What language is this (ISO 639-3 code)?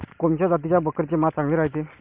mar